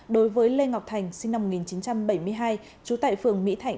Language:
Vietnamese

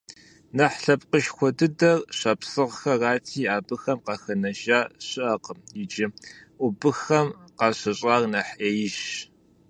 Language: Kabardian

